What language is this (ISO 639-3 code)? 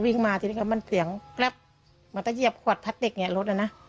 tha